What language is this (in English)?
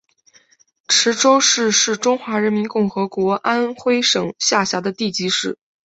Chinese